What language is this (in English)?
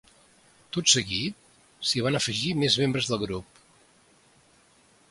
Catalan